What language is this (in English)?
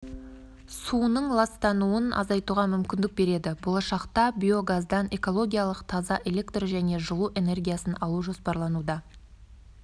Kazakh